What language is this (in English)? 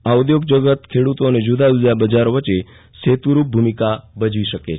Gujarati